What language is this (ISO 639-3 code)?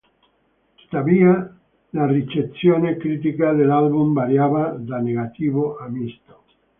ita